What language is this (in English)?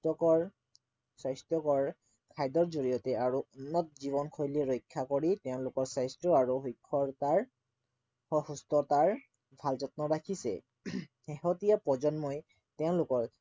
Assamese